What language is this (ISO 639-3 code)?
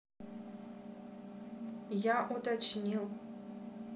rus